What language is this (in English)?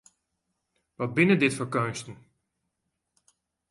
Western Frisian